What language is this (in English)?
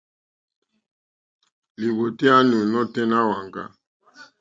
Mokpwe